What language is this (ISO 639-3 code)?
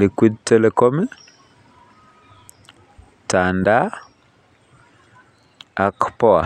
kln